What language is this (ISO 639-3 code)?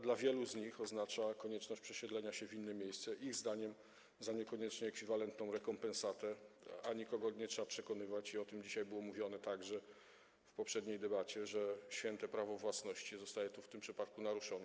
pol